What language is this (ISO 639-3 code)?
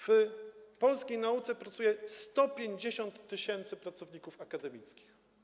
pol